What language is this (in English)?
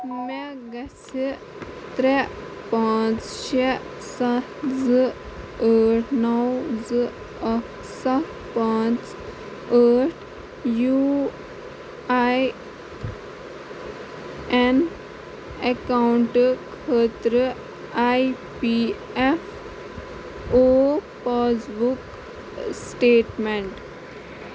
Kashmiri